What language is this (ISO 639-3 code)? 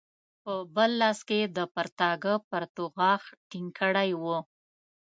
pus